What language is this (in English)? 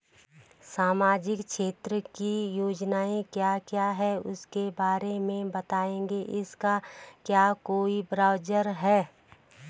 Hindi